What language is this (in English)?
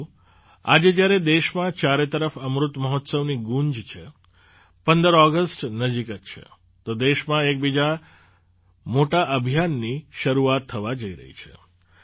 Gujarati